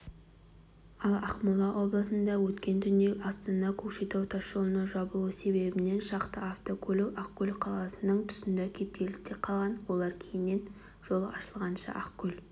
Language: Kazakh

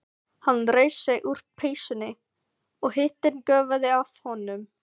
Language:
Icelandic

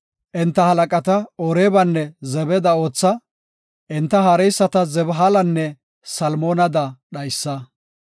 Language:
Gofa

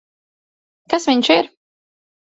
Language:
Latvian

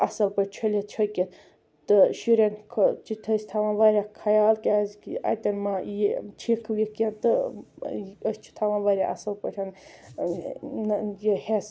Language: Kashmiri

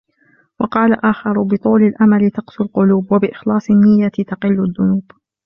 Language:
Arabic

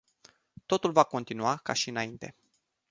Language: Romanian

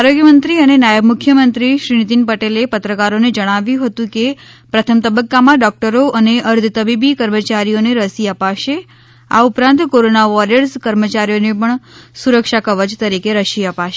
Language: Gujarati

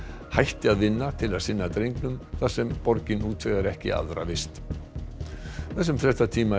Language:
Icelandic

